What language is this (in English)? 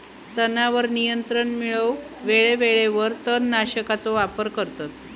Marathi